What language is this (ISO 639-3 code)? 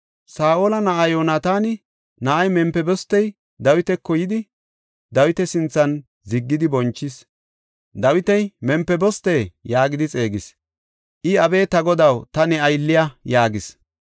gof